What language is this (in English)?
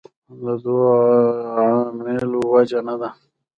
Pashto